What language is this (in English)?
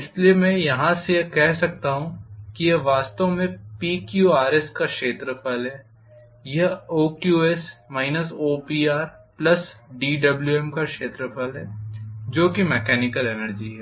Hindi